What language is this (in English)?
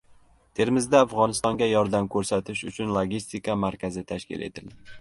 Uzbek